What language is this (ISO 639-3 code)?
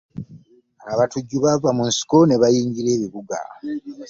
lug